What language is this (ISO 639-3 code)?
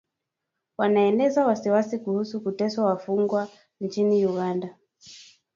swa